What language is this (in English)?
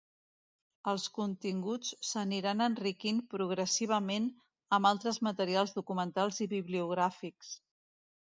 Catalan